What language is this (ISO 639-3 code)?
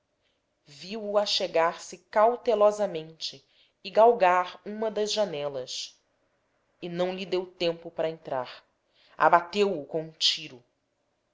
por